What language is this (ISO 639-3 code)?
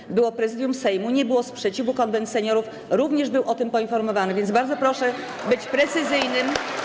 pol